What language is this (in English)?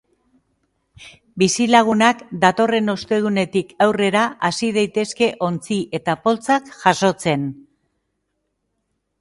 Basque